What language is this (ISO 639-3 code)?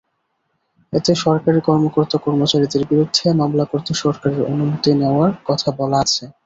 ben